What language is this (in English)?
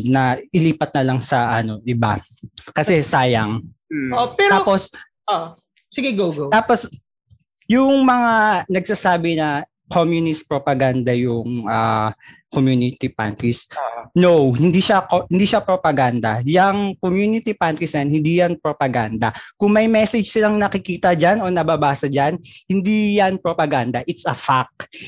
Filipino